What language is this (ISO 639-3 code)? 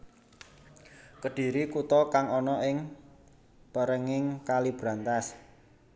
jav